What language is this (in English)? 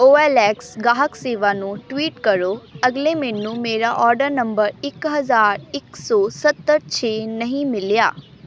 Punjabi